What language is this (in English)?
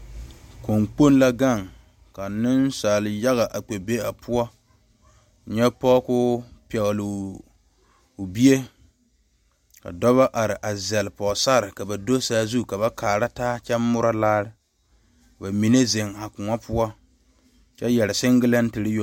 Southern Dagaare